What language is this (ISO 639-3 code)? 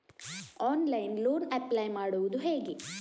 kan